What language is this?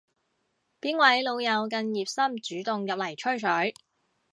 Cantonese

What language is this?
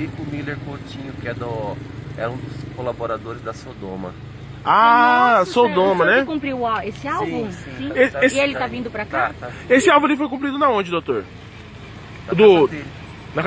Portuguese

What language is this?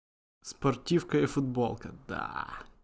Russian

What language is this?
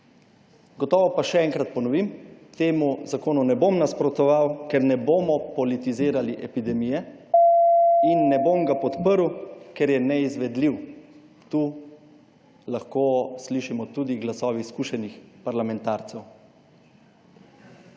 Slovenian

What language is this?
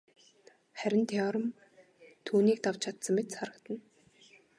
Mongolian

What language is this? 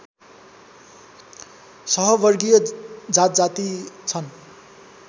Nepali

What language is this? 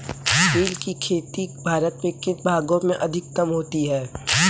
Hindi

